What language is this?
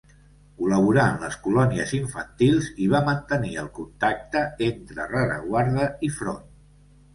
Catalan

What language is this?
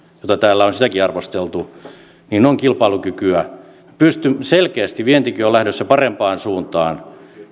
Finnish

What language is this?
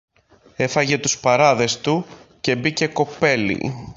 Greek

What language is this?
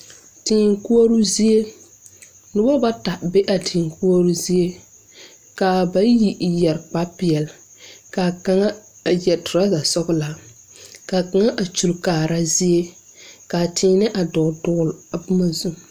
Southern Dagaare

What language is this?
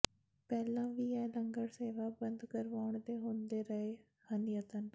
Punjabi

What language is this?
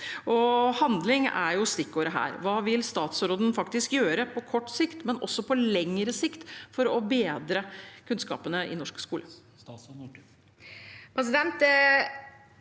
Norwegian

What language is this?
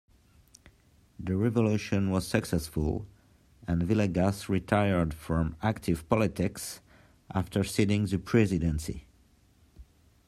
English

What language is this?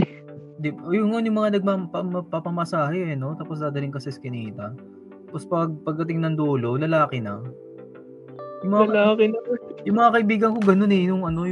Filipino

